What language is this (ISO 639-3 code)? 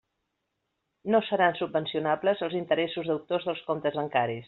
cat